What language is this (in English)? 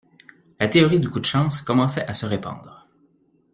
French